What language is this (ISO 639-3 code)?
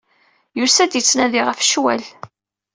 kab